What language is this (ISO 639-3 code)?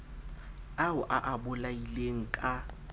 sot